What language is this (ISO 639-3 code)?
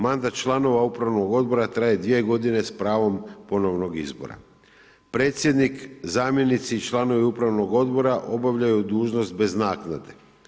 hrv